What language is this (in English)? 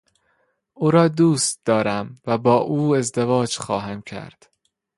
Persian